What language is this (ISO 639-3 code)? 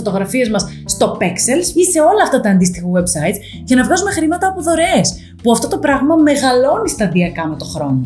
ell